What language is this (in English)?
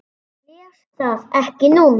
Icelandic